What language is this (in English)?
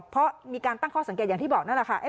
Thai